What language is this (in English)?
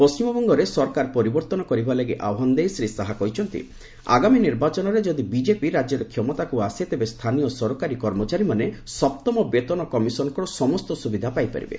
Odia